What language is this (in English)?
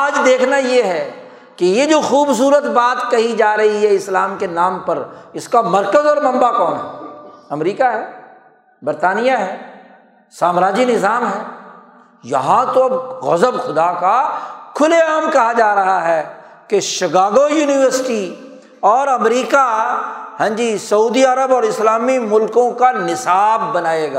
Urdu